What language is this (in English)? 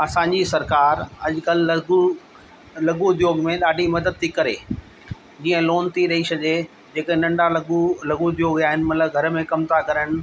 Sindhi